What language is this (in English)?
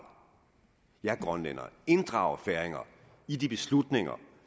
Danish